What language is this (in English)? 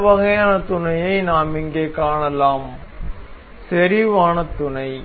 Tamil